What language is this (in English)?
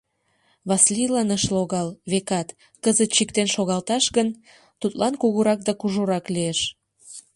Mari